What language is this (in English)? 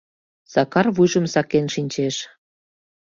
Mari